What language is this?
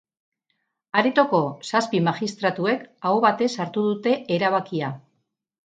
Basque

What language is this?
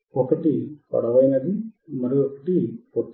Telugu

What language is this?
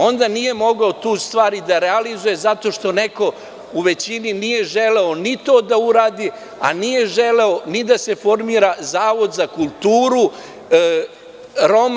Serbian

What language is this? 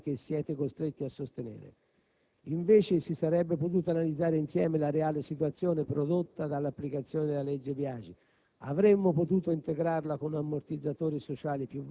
Italian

